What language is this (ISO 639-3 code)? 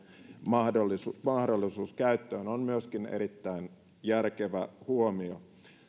fin